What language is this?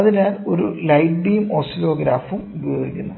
Malayalam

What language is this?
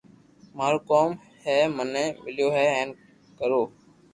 Loarki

